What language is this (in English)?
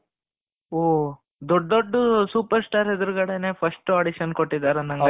Kannada